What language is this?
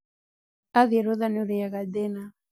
Kikuyu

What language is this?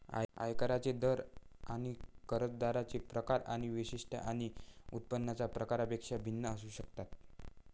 Marathi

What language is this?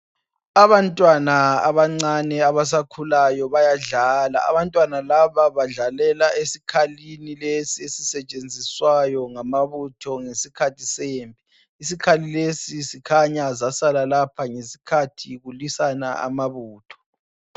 North Ndebele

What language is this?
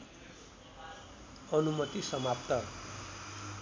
Nepali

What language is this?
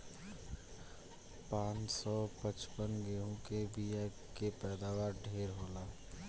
Bhojpuri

